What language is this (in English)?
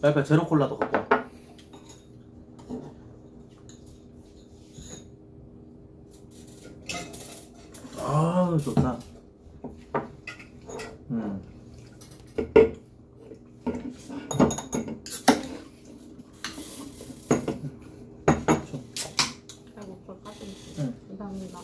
Korean